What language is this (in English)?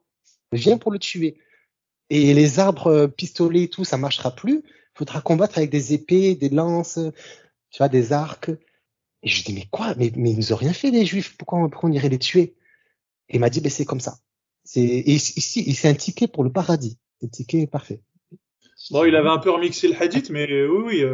French